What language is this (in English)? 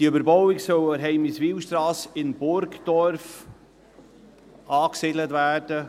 Swiss German